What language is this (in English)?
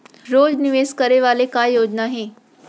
Chhattisgarhi